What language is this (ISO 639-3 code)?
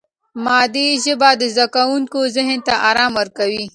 pus